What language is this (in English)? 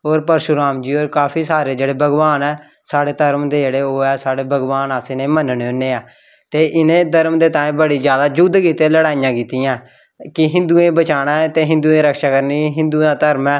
Dogri